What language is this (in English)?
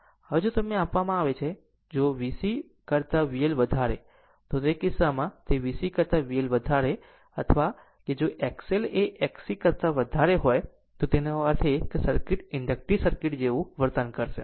Gujarati